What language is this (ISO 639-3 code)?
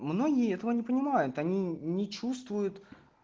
rus